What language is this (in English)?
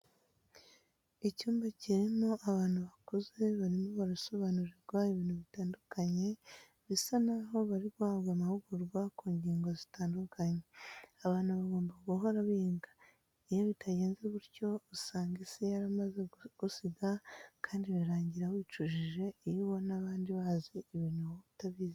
Kinyarwanda